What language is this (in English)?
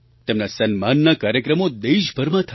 Gujarati